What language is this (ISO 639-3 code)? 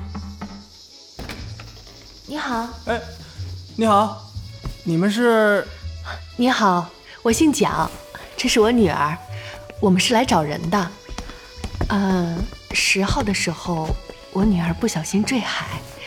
zho